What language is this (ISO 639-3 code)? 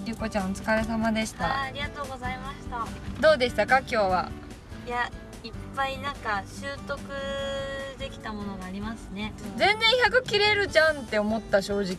jpn